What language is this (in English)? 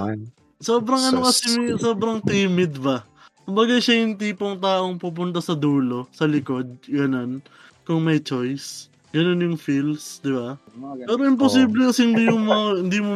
Filipino